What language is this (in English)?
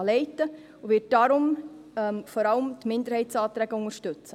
Swiss German